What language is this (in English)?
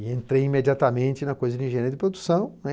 Portuguese